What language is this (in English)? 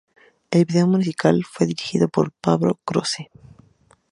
Spanish